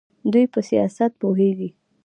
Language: Pashto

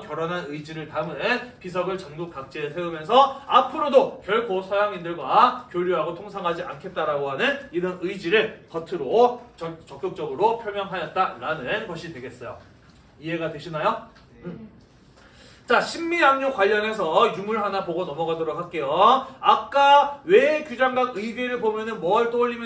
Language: Korean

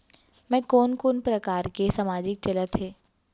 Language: Chhattisgarhi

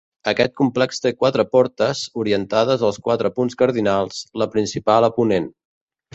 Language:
Catalan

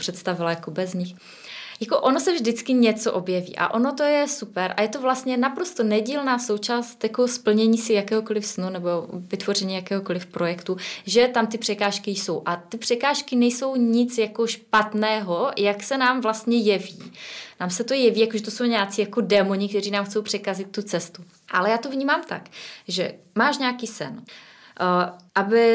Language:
Czech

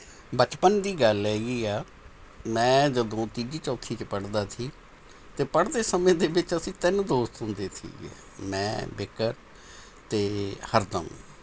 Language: Punjabi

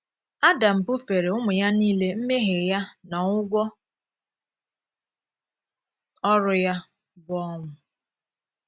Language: Igbo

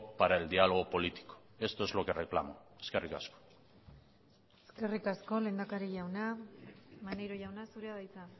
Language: Basque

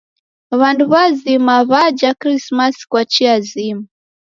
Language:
Taita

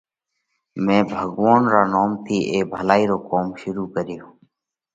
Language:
Parkari Koli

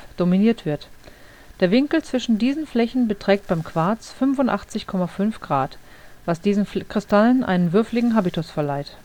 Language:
German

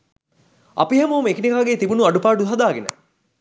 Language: Sinhala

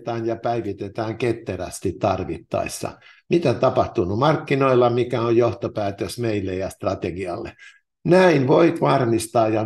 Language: Finnish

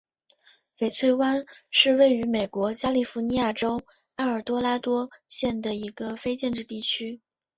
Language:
Chinese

